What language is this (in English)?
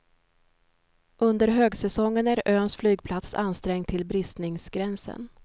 Swedish